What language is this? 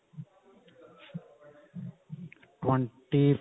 Punjabi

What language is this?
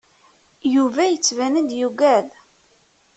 Kabyle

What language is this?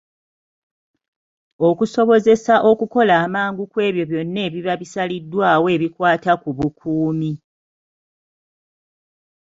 Ganda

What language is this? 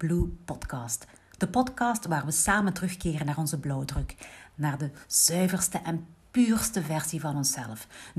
Dutch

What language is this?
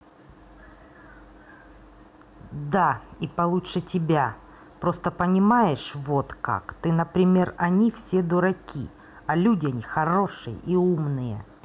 Russian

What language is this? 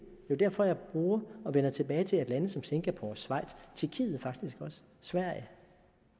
Danish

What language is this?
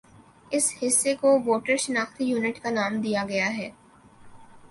Urdu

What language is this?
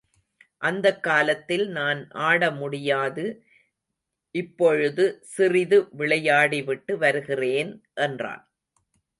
Tamil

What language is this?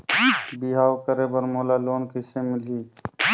Chhattisgarhi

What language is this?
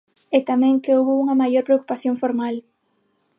Galician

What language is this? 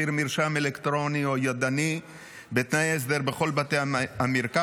Hebrew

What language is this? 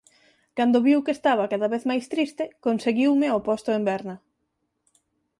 Galician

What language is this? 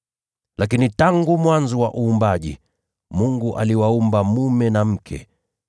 Swahili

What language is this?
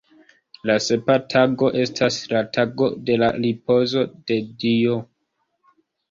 Esperanto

